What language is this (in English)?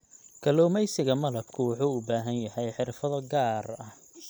Somali